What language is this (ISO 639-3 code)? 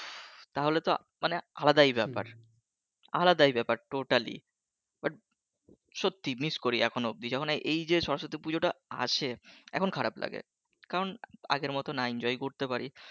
ben